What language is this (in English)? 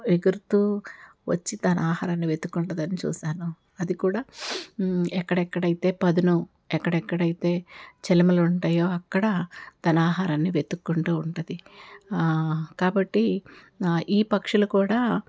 Telugu